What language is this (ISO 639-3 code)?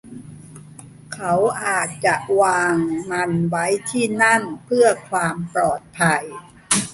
tha